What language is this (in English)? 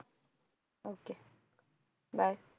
Punjabi